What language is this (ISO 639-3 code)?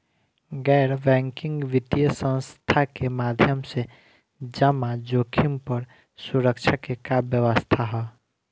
bho